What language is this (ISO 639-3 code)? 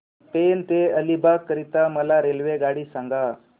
mar